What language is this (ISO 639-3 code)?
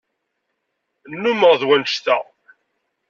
kab